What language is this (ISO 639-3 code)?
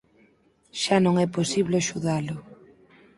glg